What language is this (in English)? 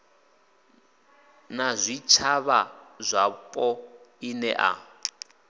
Venda